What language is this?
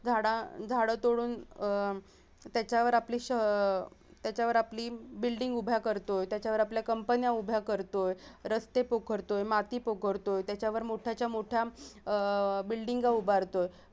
Marathi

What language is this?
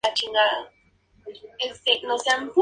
Spanish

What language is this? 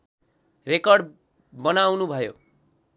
Nepali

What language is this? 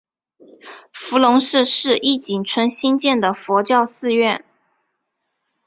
Chinese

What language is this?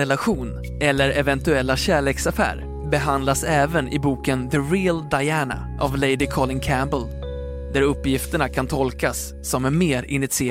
Swedish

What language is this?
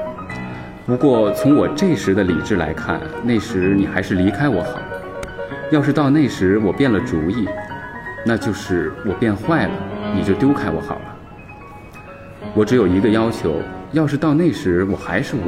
Chinese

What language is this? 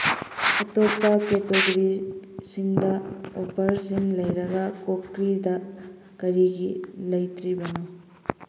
Manipuri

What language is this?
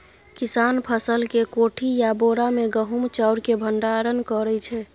Maithili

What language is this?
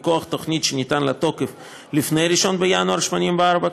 Hebrew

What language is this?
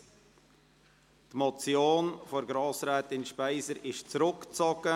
Swiss German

